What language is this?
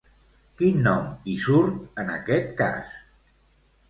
Catalan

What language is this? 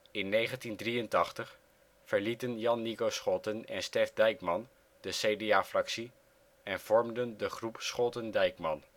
Dutch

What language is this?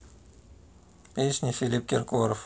Russian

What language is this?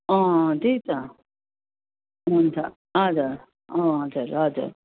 Nepali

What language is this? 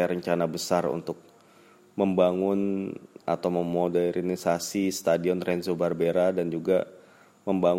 Indonesian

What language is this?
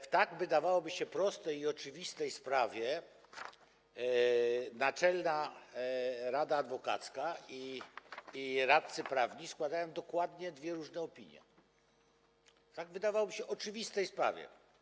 Polish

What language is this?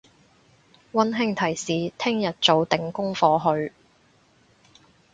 Cantonese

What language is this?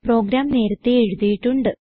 Malayalam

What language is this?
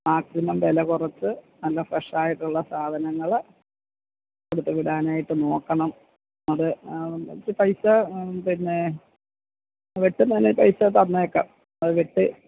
Malayalam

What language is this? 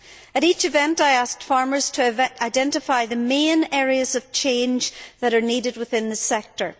English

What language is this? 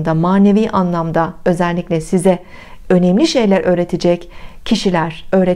Turkish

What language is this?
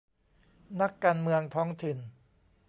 Thai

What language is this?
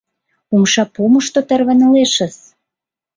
Mari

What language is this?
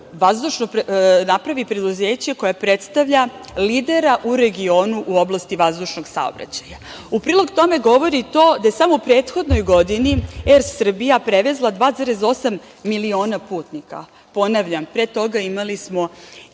Serbian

